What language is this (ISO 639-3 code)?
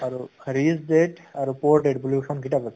asm